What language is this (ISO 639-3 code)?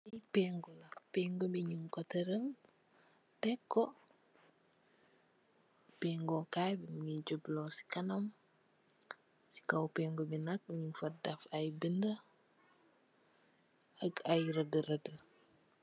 wol